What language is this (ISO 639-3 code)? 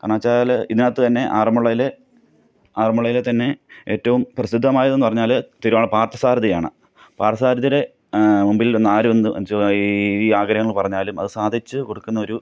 mal